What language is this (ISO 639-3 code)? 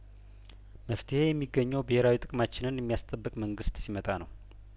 amh